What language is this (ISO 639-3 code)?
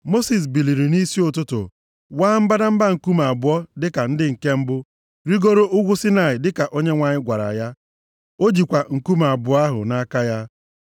ibo